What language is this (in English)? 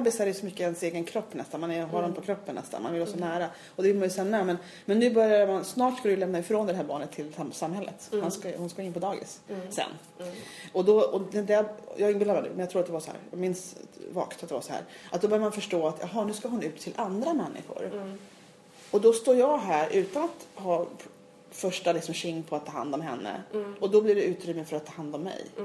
Swedish